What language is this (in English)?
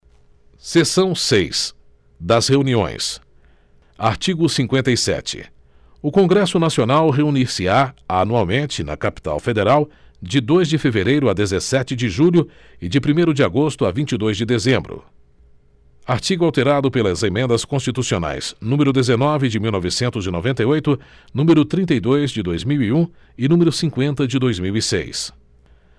Portuguese